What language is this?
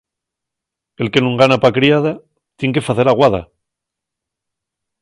Asturian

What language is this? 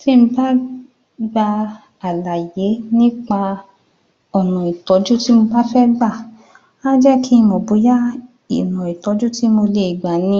Yoruba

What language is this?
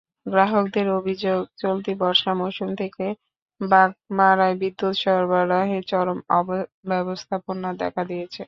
Bangla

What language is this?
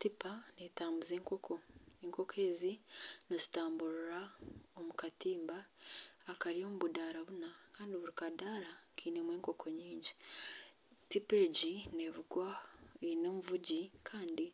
Nyankole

